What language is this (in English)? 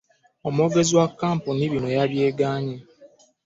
Ganda